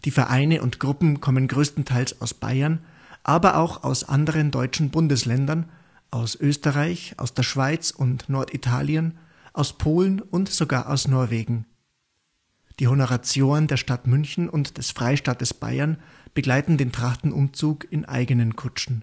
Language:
German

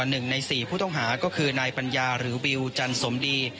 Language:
Thai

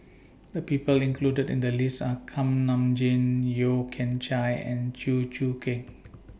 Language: English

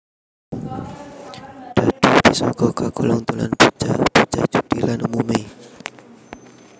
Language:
Javanese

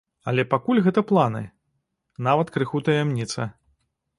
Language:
Belarusian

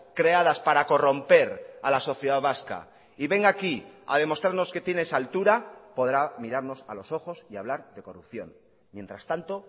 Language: Spanish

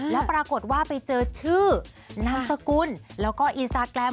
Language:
Thai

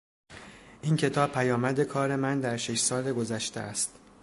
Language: Persian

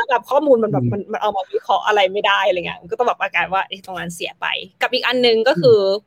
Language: Thai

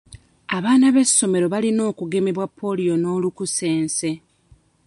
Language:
Ganda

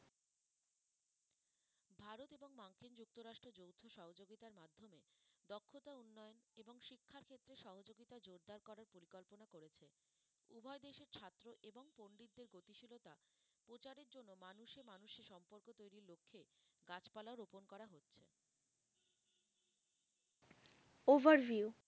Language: Bangla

